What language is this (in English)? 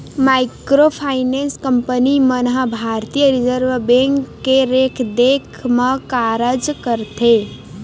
Chhattisgarhi